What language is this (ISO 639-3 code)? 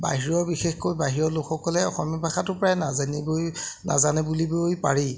asm